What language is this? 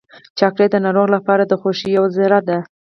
Pashto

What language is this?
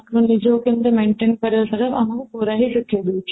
Odia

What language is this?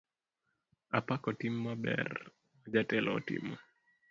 Luo (Kenya and Tanzania)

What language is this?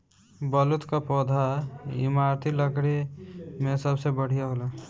Bhojpuri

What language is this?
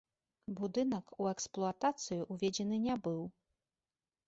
Belarusian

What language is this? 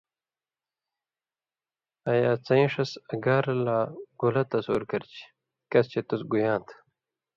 Indus Kohistani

